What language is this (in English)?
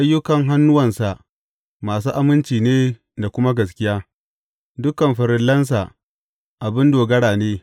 Hausa